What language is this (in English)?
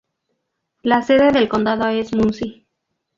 Spanish